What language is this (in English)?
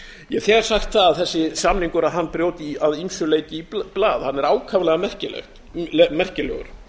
Icelandic